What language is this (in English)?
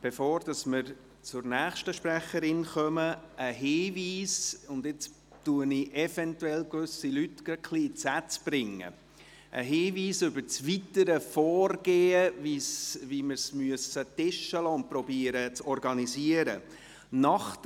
Swiss German